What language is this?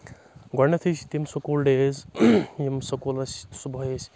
Kashmiri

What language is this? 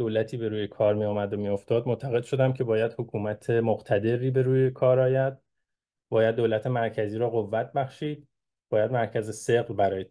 Persian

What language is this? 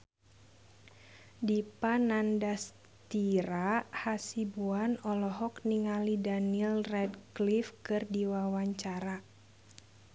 Sundanese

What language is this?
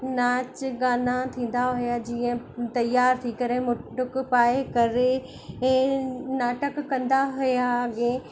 Sindhi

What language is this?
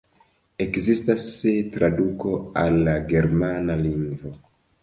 Esperanto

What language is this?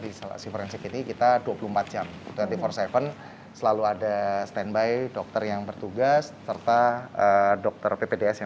Indonesian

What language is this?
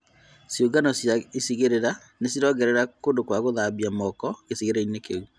Kikuyu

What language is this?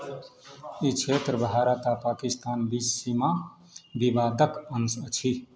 Maithili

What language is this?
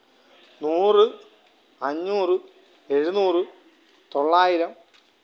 Malayalam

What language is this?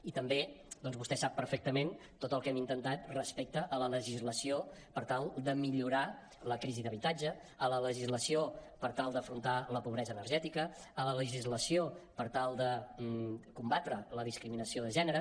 Catalan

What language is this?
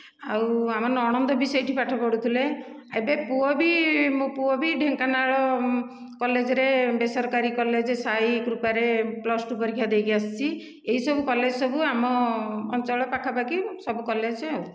Odia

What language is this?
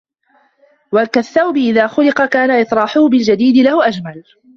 Arabic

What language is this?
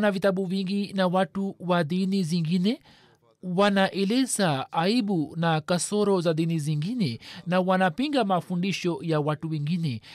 Swahili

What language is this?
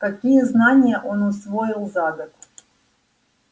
Russian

